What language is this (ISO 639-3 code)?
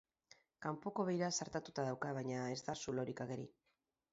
eus